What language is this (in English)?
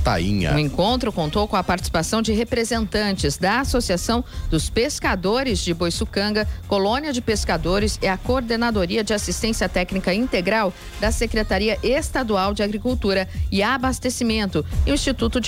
Portuguese